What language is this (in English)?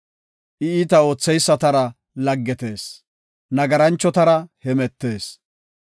Gofa